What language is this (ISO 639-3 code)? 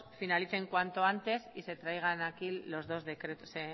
spa